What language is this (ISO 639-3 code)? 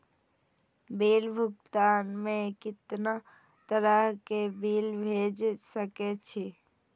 mai